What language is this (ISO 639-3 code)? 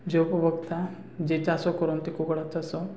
ori